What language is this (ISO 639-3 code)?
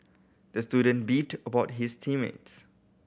eng